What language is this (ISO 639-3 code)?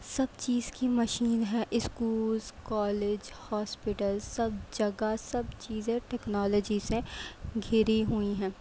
urd